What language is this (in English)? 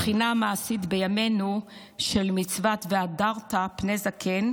Hebrew